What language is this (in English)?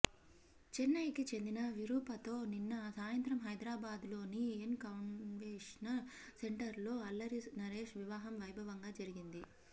Telugu